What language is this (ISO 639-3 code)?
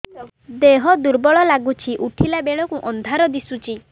ori